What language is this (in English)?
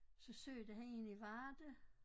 Danish